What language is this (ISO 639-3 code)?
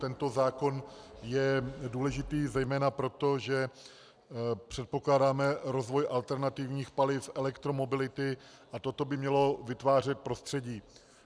ces